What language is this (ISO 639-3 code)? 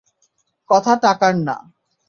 ben